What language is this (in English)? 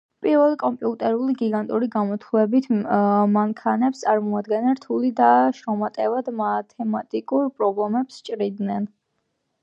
Georgian